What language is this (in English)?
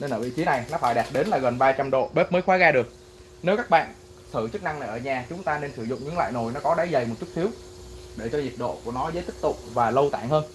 Vietnamese